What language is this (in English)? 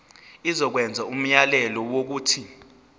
Zulu